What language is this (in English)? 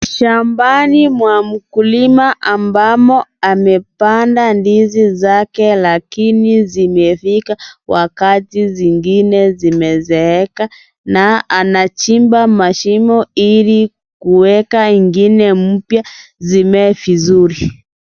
Swahili